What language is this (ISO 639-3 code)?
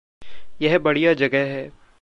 hin